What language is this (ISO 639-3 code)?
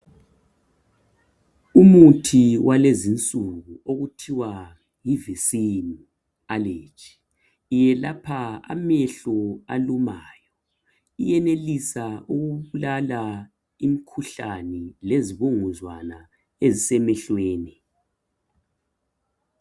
nde